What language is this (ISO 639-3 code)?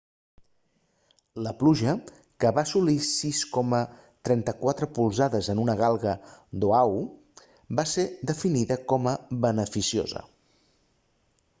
cat